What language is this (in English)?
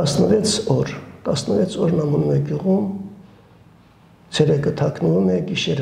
Romanian